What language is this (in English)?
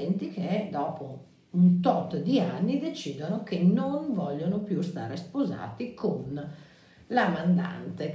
Italian